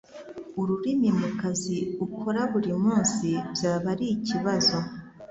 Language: Kinyarwanda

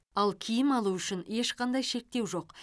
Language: Kazakh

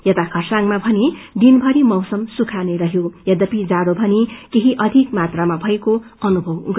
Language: Nepali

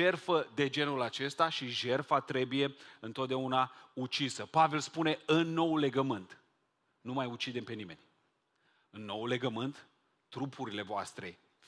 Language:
Romanian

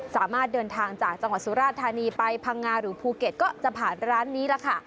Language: Thai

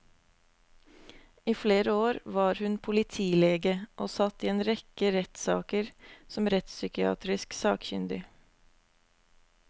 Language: Norwegian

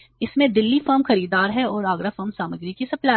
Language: Hindi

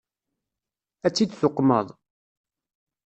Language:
Kabyle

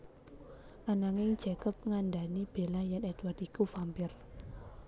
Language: Javanese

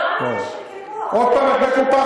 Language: Hebrew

